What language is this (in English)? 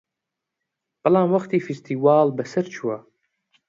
Central Kurdish